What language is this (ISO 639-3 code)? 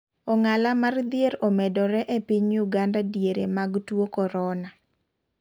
luo